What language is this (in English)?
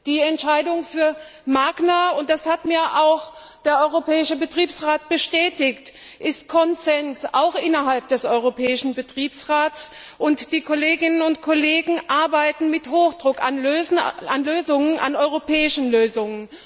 German